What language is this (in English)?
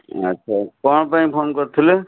Odia